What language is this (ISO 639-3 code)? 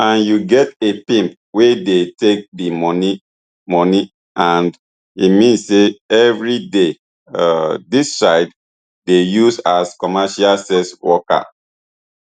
pcm